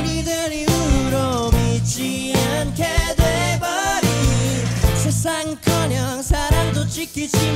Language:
Korean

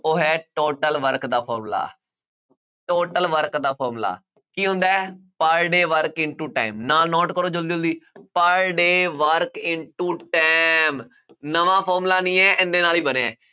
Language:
Punjabi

